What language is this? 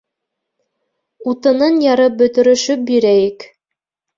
Bashkir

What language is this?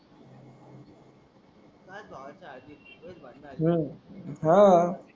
Marathi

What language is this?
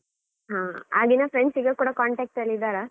Kannada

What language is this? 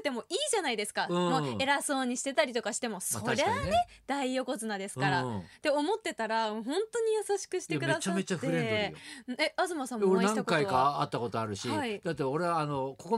Japanese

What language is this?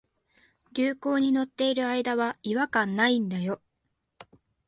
Japanese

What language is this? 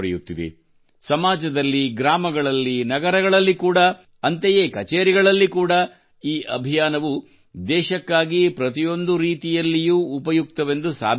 Kannada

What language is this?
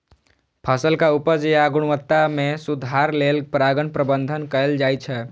Maithili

